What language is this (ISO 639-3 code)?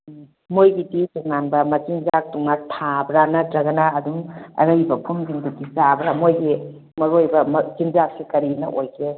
mni